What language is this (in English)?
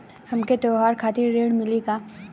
Bhojpuri